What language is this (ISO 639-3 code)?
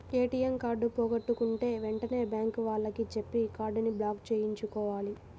tel